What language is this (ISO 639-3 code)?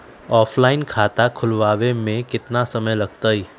mag